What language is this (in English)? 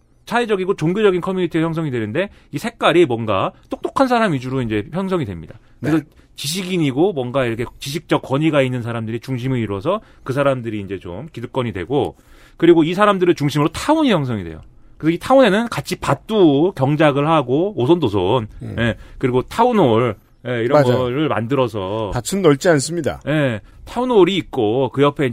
Korean